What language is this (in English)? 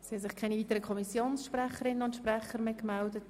Swiss German